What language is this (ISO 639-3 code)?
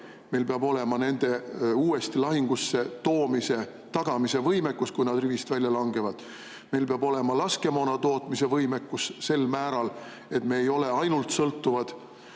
est